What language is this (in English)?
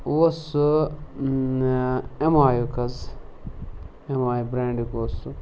Kashmiri